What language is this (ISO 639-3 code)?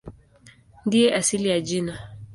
swa